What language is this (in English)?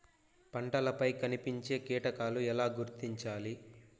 Telugu